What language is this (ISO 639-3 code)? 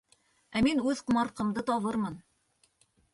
bak